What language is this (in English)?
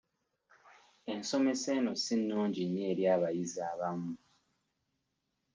Ganda